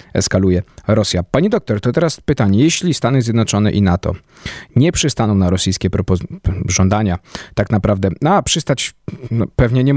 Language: Polish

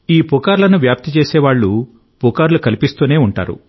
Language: Telugu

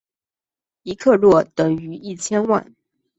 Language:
Chinese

